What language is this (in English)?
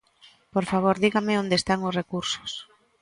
Galician